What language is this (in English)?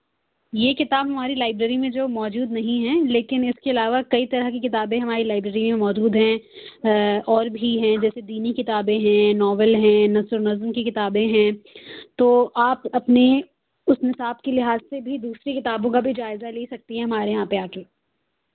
Urdu